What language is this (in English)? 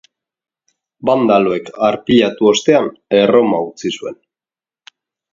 Basque